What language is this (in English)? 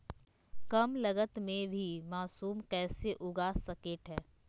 Magahi